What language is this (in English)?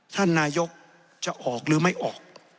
Thai